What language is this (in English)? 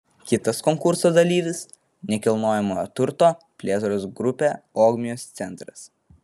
Lithuanian